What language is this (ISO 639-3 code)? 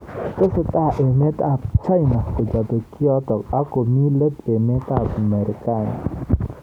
kln